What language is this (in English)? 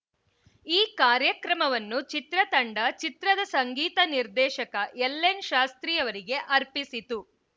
Kannada